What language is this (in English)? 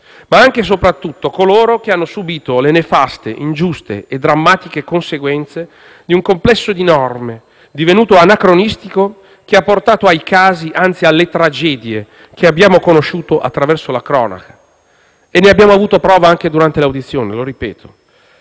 Italian